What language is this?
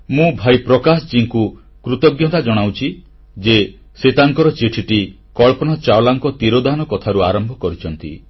Odia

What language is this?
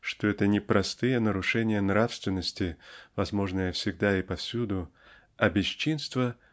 Russian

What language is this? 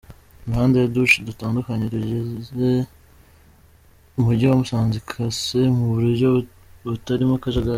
Kinyarwanda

